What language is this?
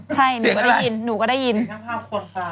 Thai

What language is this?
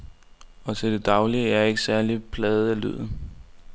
Danish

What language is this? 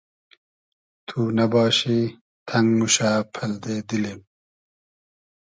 Hazaragi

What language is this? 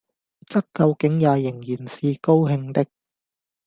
Cantonese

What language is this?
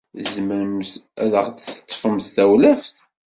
Kabyle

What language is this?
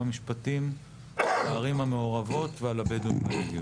Hebrew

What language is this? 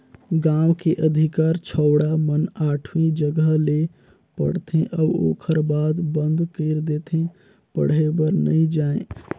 Chhattisgarhi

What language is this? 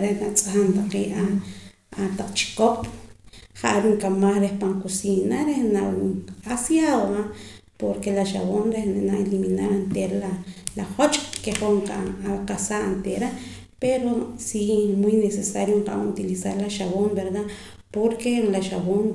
Poqomam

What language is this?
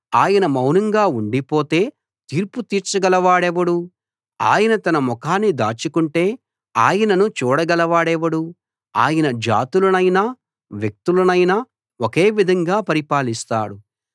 Telugu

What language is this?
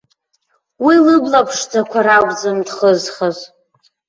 Abkhazian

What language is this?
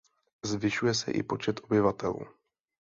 Czech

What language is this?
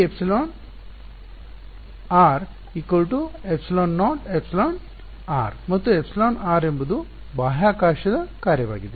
Kannada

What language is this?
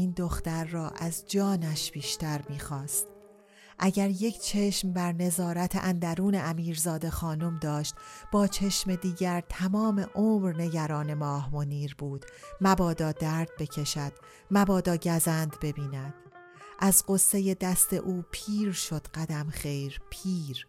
Persian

